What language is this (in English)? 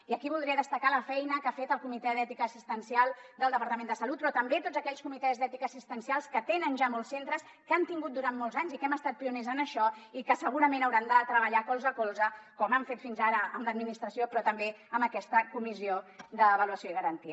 Catalan